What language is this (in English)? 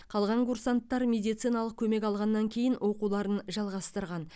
Kazakh